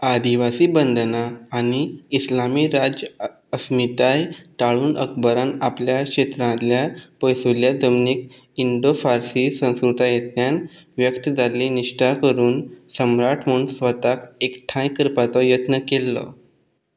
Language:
Konkani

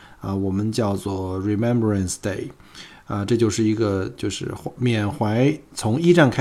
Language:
Chinese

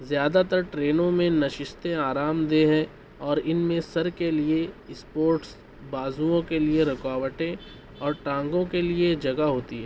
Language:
Urdu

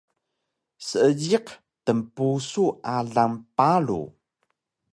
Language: Taroko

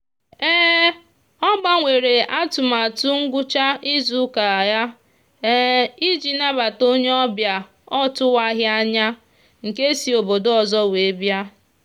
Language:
Igbo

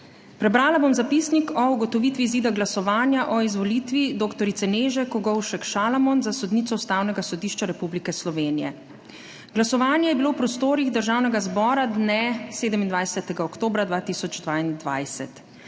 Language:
Slovenian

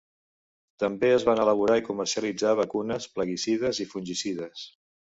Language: Catalan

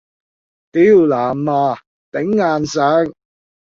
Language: Cantonese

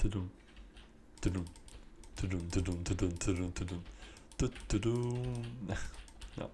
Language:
Dutch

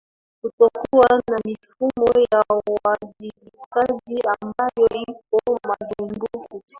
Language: Swahili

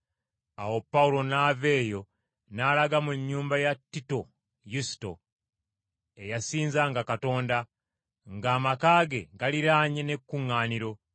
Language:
Ganda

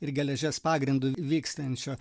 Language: Lithuanian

